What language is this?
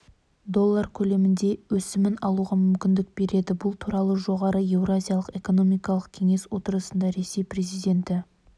Kazakh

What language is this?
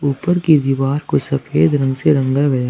Hindi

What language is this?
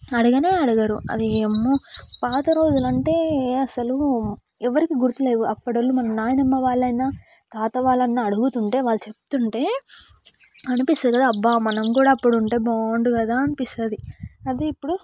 Telugu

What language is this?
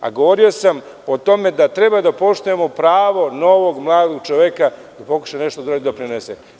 Serbian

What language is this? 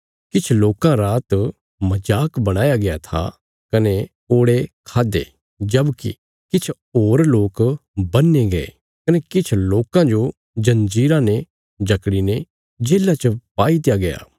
Bilaspuri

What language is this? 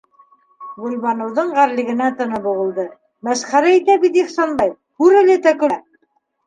Bashkir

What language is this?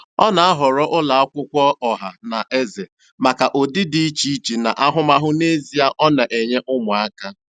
Igbo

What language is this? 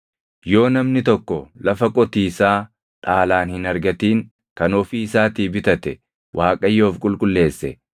Oromo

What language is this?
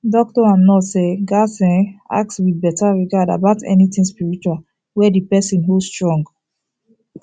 Nigerian Pidgin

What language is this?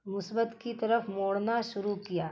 Urdu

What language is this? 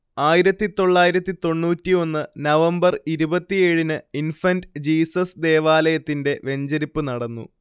Malayalam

